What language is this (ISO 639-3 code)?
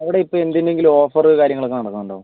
mal